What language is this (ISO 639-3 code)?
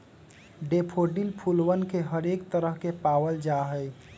mag